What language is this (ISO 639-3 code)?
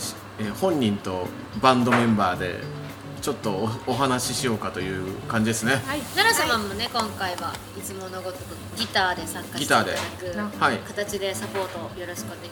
jpn